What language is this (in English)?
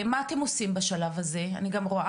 Hebrew